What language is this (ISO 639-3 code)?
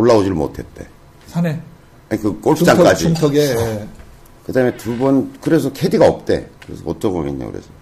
kor